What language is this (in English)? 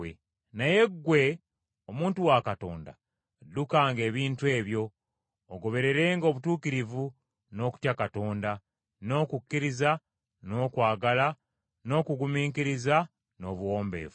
Ganda